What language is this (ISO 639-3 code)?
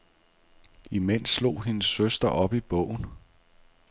dan